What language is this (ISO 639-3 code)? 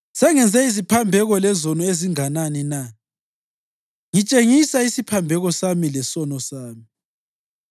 nde